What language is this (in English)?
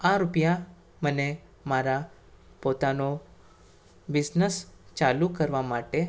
Gujarati